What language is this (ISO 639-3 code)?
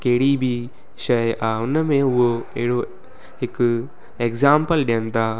snd